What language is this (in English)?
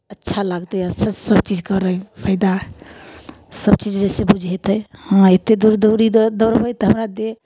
Maithili